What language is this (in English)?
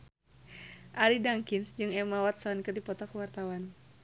Sundanese